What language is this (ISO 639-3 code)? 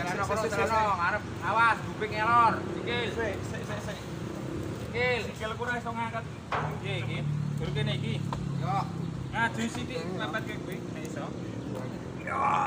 ind